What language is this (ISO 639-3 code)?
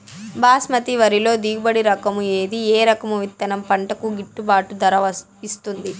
tel